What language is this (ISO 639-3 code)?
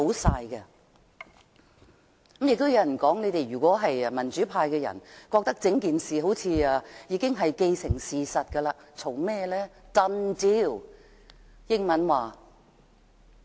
yue